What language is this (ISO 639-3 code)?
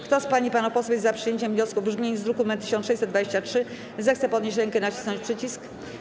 pol